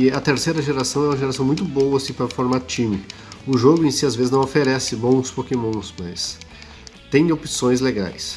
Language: Portuguese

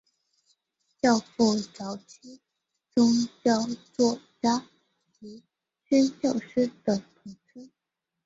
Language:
Chinese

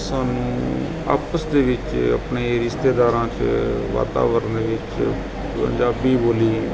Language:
Punjabi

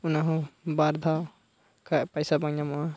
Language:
Santali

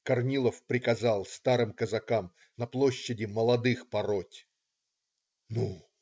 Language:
Russian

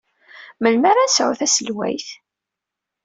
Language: Kabyle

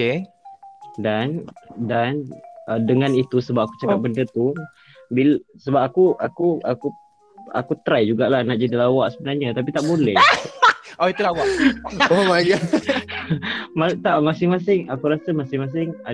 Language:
Malay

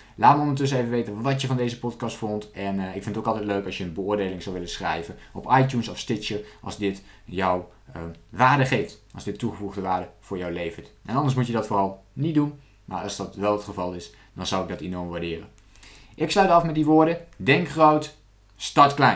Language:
Dutch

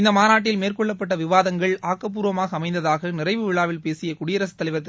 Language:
Tamil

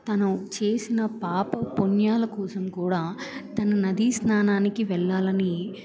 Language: Telugu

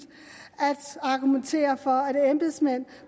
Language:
Danish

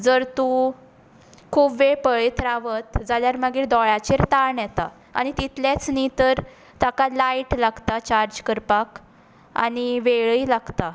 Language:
Konkani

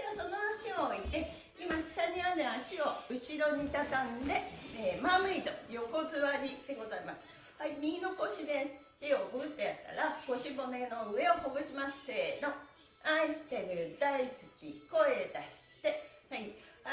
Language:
Japanese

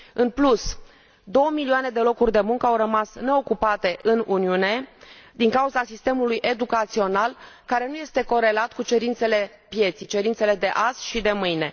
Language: Romanian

